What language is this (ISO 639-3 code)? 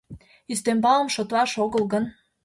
chm